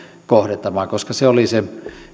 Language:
Finnish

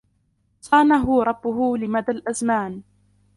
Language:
Arabic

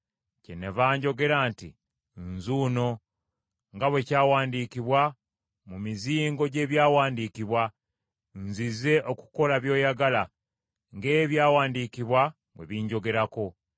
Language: Ganda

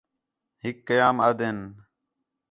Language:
Khetrani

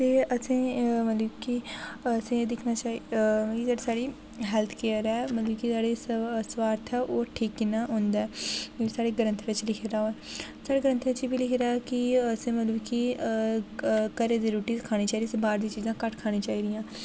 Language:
Dogri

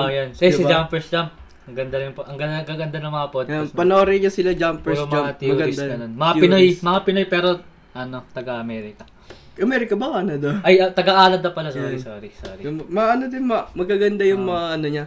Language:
Filipino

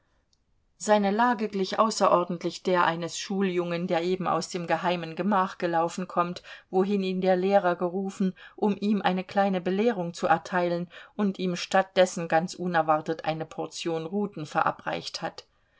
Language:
German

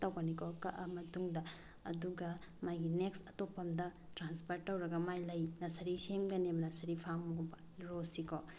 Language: Manipuri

